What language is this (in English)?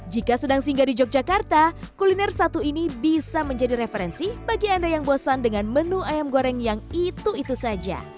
Indonesian